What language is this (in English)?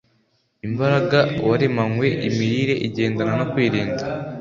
Kinyarwanda